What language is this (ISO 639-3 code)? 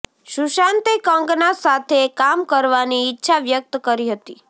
guj